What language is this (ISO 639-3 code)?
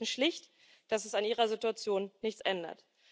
deu